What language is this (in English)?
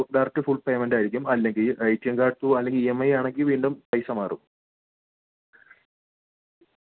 Malayalam